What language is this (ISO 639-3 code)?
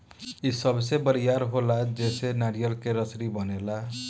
bho